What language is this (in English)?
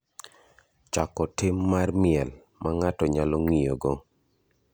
Luo (Kenya and Tanzania)